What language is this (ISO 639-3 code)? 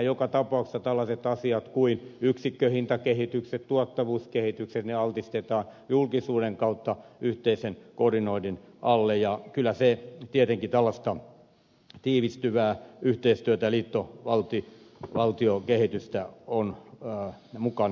fin